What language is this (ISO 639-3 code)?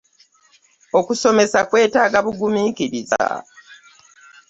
lug